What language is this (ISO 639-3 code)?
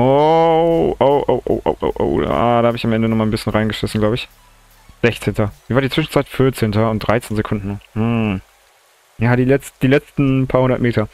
deu